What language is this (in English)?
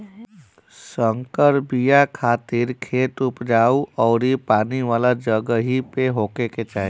Bhojpuri